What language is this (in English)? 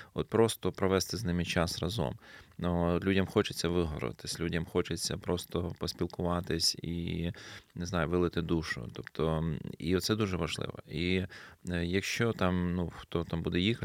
Ukrainian